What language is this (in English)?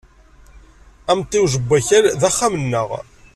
Kabyle